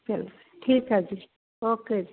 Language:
Punjabi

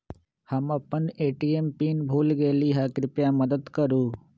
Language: Magahi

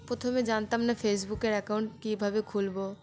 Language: Bangla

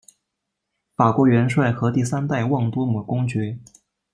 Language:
Chinese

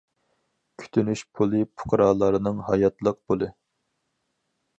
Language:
Uyghur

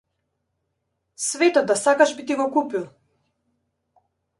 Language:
Macedonian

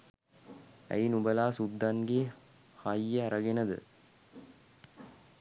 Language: Sinhala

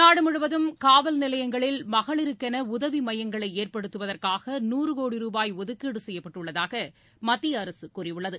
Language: Tamil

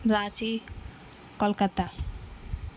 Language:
Urdu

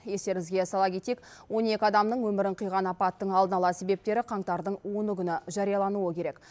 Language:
Kazakh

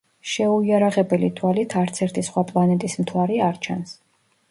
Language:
Georgian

